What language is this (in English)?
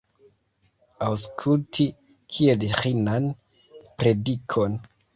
Esperanto